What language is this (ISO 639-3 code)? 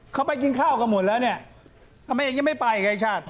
tha